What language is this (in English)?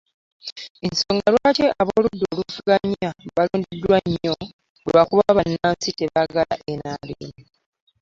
Ganda